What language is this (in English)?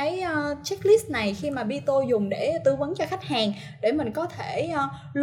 Vietnamese